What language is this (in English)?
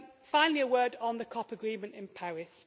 English